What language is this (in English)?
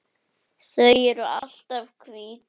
Icelandic